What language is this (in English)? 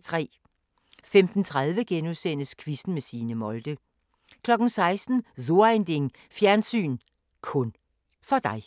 Danish